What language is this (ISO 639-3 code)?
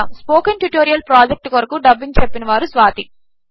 tel